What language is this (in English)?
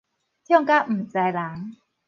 Min Nan Chinese